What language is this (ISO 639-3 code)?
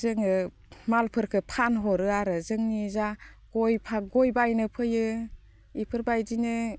brx